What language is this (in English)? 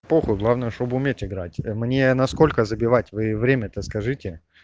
Russian